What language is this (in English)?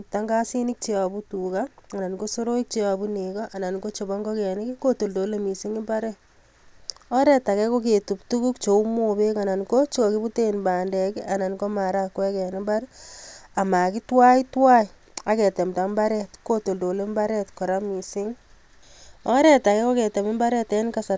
Kalenjin